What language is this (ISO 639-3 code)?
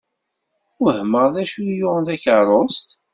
kab